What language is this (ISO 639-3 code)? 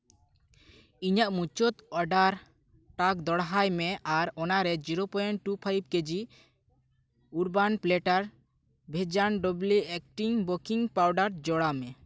sat